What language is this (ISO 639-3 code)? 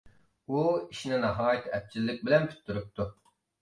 uig